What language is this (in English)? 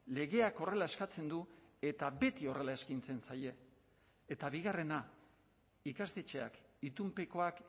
Basque